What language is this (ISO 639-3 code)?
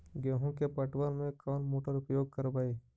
mag